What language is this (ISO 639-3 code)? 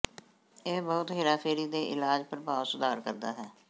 pan